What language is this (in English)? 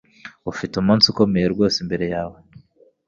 Kinyarwanda